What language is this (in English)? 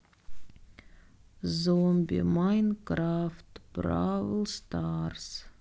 Russian